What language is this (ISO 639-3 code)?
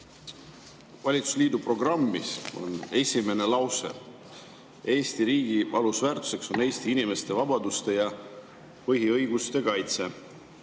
est